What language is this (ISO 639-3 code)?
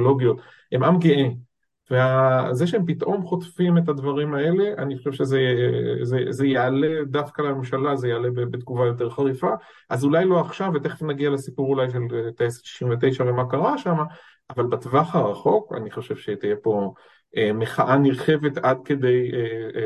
heb